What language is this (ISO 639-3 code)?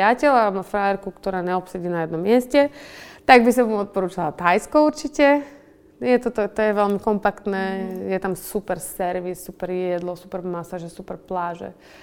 slk